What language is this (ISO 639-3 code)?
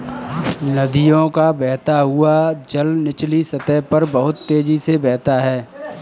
hin